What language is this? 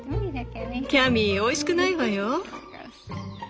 Japanese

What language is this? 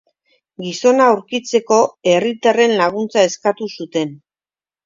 Basque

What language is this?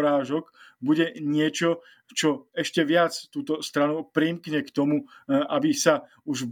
Slovak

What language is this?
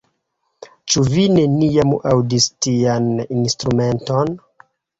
Esperanto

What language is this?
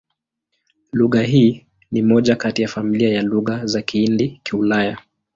Swahili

